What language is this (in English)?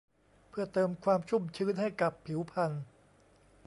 Thai